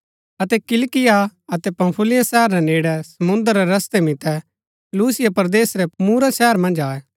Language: Gaddi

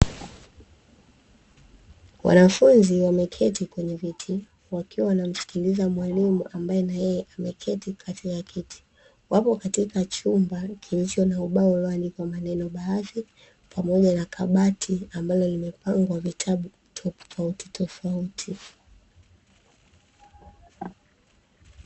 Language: Swahili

